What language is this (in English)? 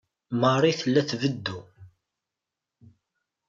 Kabyle